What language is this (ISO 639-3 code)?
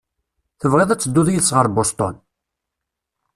kab